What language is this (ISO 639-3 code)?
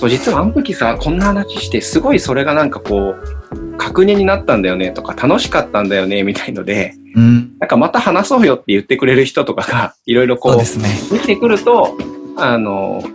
jpn